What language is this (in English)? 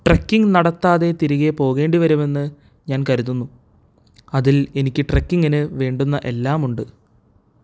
Malayalam